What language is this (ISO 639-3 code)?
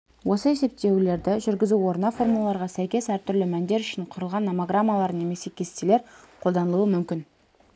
kaz